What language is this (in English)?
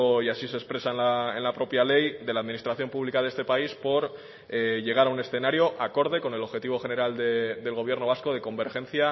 Spanish